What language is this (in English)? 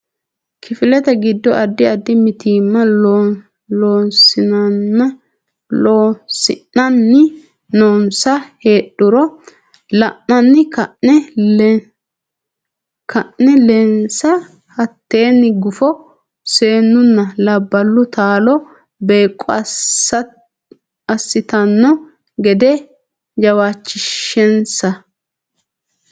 Sidamo